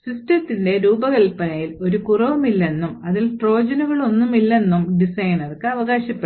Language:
Malayalam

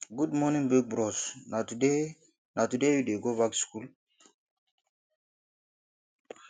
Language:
Nigerian Pidgin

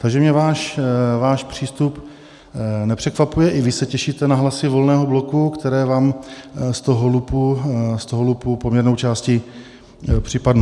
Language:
Czech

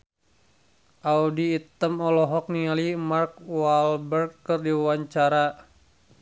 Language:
Sundanese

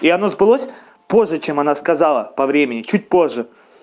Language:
Russian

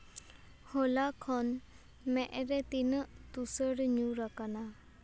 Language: Santali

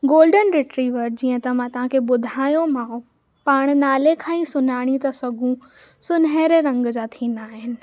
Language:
Sindhi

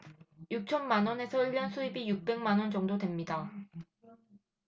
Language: Korean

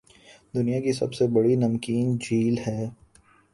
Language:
Urdu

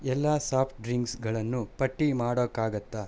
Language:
Kannada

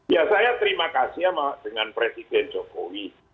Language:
Indonesian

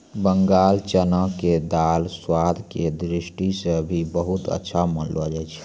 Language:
Maithili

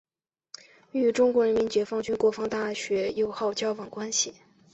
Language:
Chinese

